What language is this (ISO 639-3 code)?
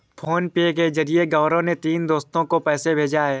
hin